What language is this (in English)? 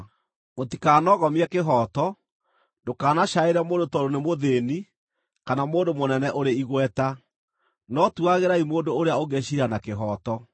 Kikuyu